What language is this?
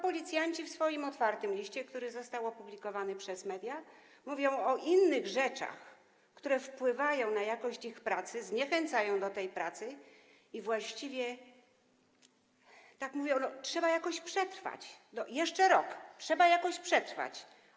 Polish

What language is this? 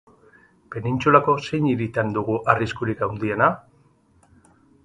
Basque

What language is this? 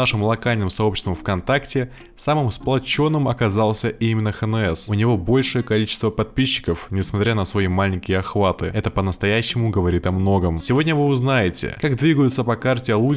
Russian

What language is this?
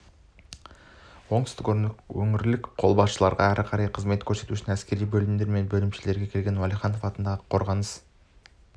Kazakh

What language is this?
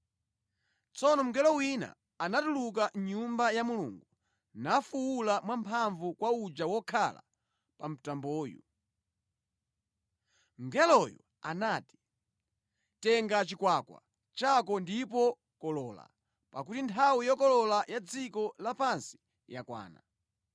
Nyanja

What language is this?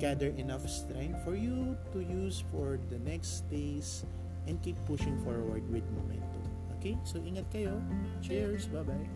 Filipino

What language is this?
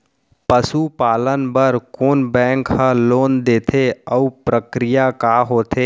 Chhattisgarhi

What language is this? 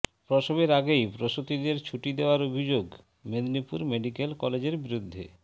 Bangla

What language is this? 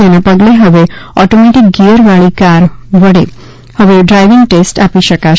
Gujarati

